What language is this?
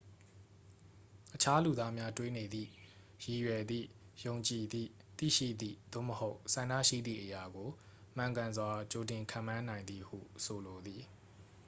Burmese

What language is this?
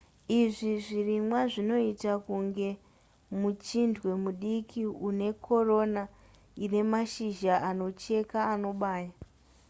Shona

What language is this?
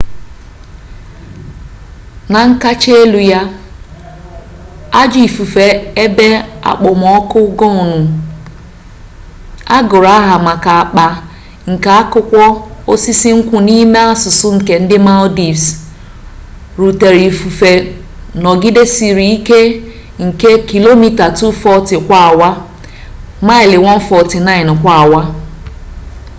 Igbo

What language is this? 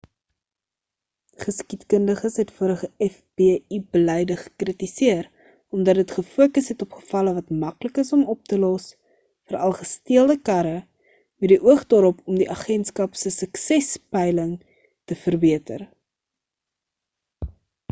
Afrikaans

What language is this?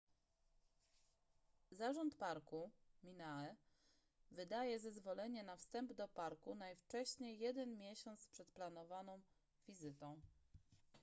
Polish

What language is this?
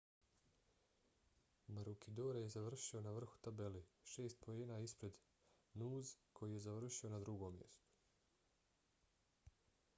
Bosnian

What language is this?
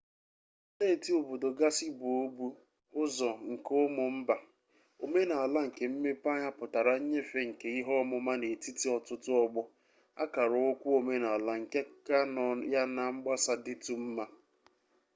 Igbo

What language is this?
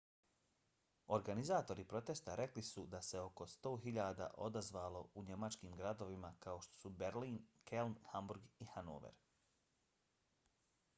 Bosnian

